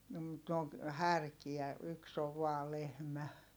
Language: Finnish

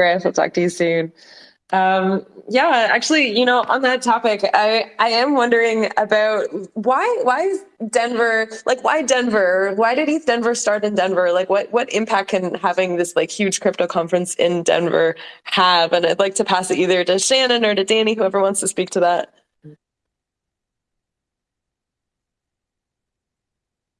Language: English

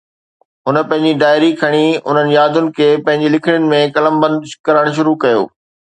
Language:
Sindhi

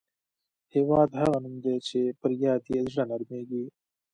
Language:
Pashto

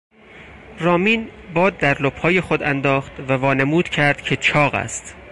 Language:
Persian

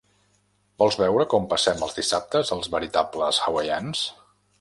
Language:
Catalan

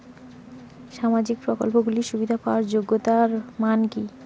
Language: Bangla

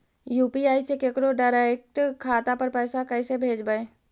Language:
Magahi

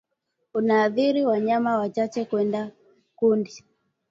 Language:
Swahili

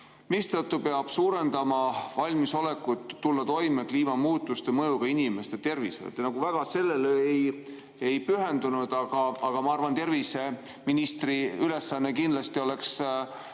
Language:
Estonian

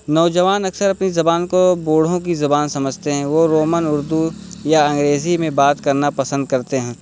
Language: Urdu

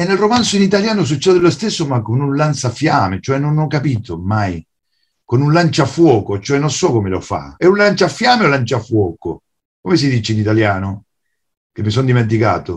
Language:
Italian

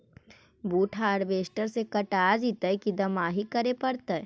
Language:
Magahi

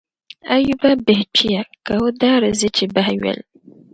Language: Dagbani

